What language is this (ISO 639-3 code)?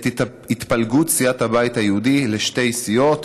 heb